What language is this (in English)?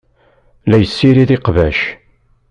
Kabyle